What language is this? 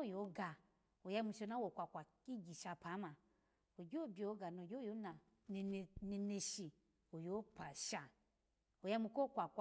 Alago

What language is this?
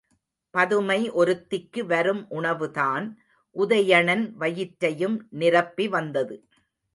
Tamil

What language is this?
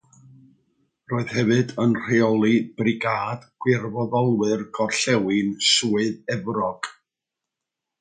Welsh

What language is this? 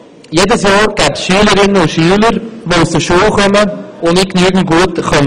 Swiss German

